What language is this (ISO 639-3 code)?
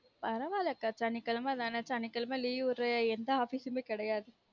tam